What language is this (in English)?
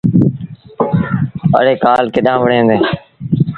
Sindhi Bhil